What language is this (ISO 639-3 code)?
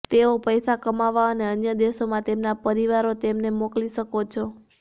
guj